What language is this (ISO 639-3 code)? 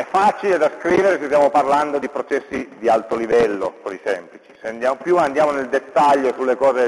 ita